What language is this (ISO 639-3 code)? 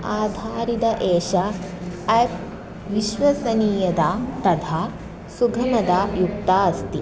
san